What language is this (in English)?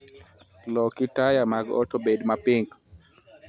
Luo (Kenya and Tanzania)